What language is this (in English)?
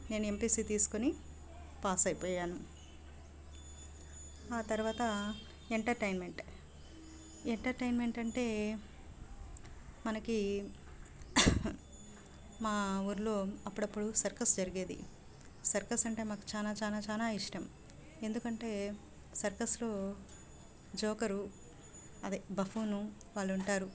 Telugu